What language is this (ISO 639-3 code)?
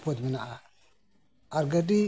sat